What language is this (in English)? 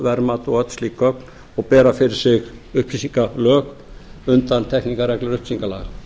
Icelandic